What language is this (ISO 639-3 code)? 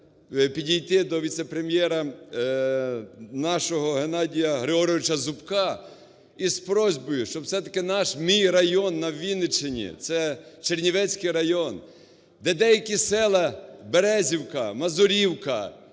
ukr